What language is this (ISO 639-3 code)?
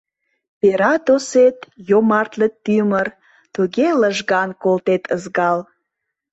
chm